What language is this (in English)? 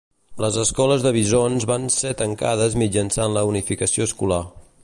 Catalan